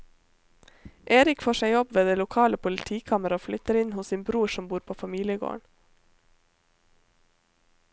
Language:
Norwegian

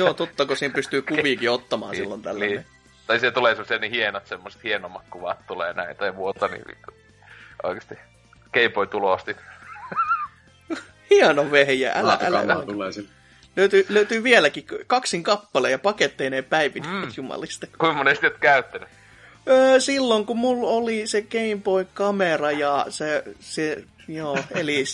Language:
Finnish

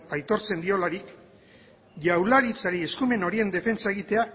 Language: Basque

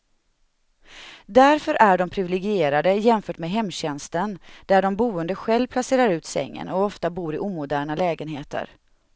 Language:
Swedish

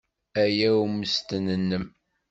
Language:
Kabyle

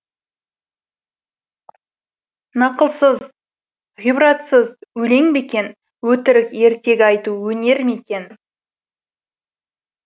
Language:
Kazakh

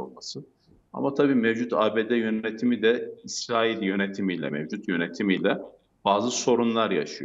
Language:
Turkish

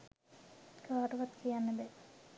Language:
Sinhala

